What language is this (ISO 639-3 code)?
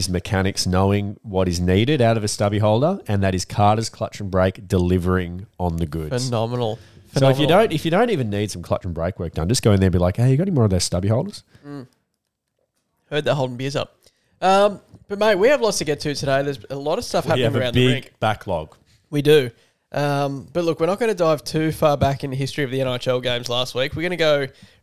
eng